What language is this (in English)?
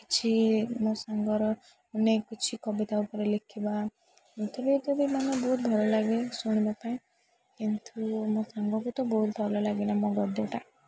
Odia